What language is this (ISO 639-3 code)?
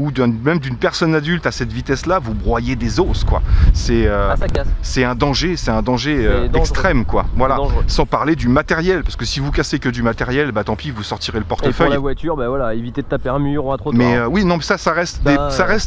fra